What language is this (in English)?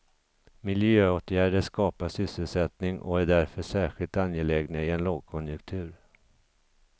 Swedish